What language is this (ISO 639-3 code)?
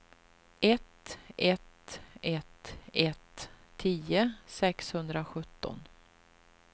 swe